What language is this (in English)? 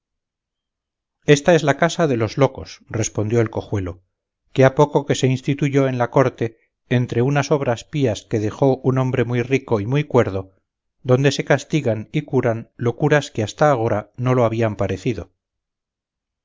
Spanish